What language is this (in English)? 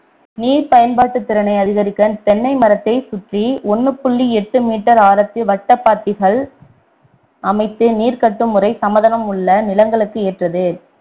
Tamil